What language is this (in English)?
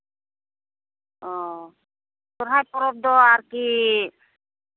Santali